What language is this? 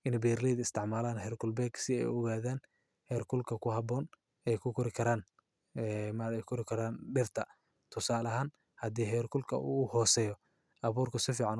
Somali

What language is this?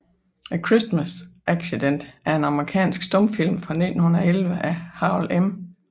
Danish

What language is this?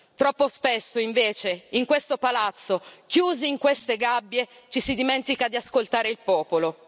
Italian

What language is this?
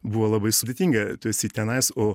Lithuanian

